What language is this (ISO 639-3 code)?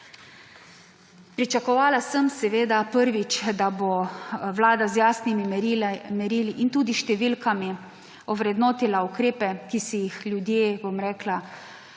slv